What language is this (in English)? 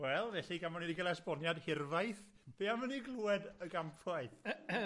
Welsh